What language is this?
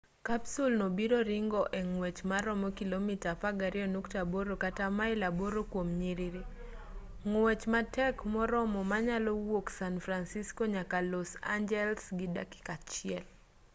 Luo (Kenya and Tanzania)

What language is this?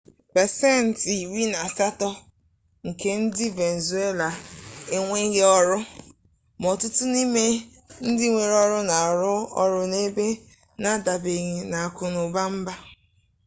Igbo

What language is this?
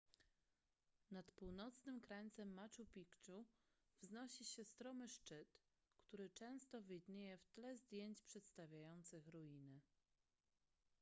Polish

